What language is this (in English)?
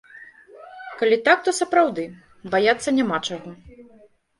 Belarusian